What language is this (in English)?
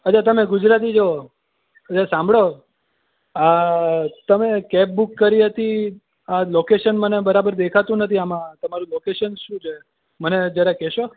Gujarati